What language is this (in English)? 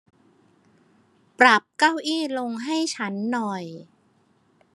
Thai